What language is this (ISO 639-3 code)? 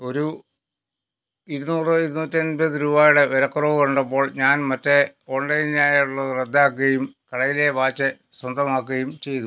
mal